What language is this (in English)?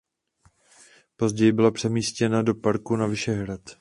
Czech